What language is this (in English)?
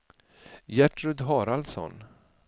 Swedish